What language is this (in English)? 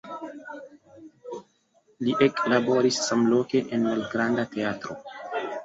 Esperanto